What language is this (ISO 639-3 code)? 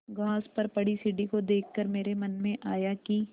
hin